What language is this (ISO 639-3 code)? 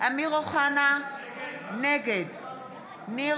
heb